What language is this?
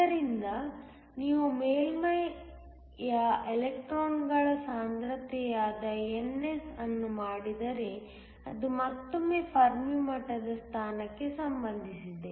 Kannada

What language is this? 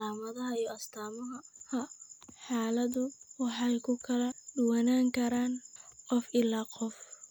Somali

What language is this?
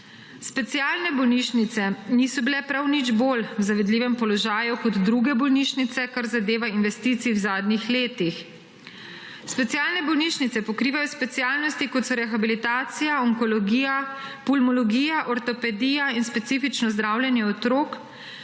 Slovenian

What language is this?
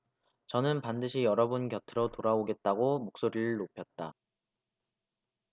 Korean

